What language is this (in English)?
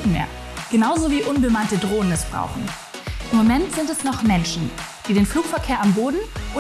German